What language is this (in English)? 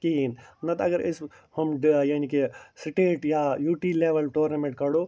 Kashmiri